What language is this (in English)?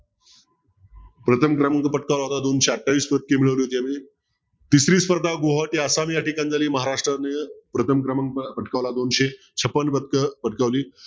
Marathi